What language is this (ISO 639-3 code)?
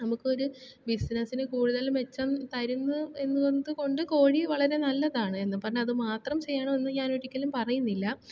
mal